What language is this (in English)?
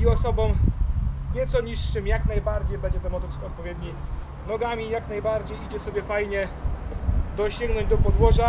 Polish